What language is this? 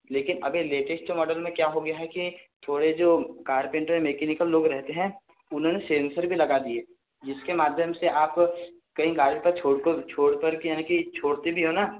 Hindi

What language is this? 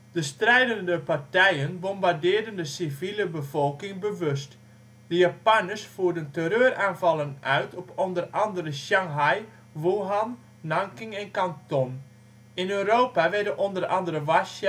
Dutch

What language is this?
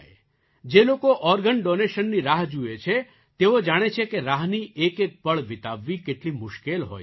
Gujarati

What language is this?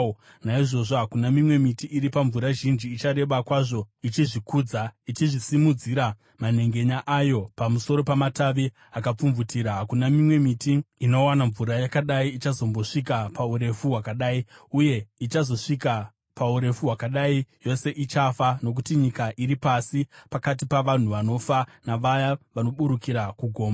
Shona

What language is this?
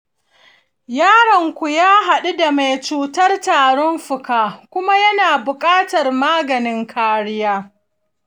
Hausa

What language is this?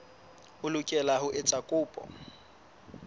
Southern Sotho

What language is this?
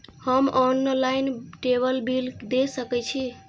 Maithili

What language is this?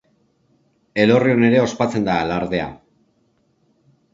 Basque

